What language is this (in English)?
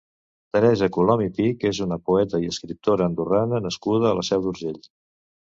Catalan